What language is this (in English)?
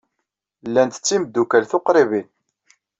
Kabyle